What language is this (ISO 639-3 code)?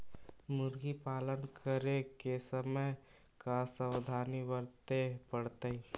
mag